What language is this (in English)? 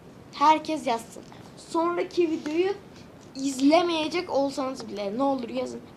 Turkish